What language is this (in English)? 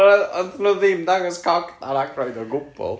Welsh